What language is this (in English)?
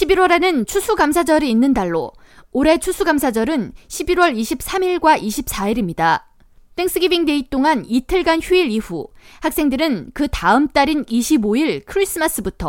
Korean